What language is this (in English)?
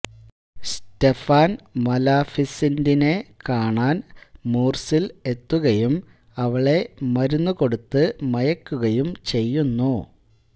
Malayalam